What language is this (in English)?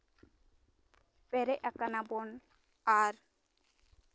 Santali